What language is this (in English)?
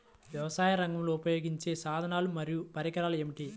Telugu